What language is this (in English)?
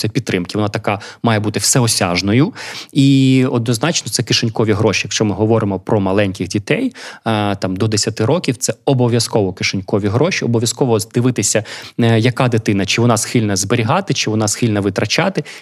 Ukrainian